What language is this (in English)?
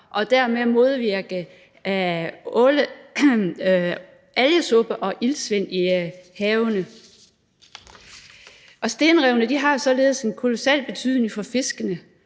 Danish